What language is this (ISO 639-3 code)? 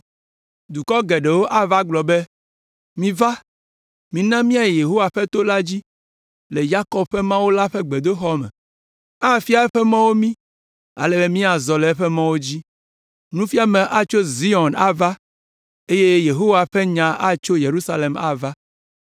ewe